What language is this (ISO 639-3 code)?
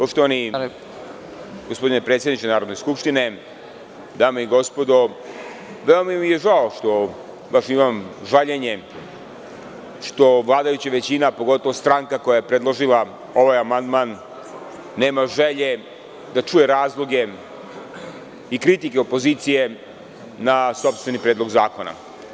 srp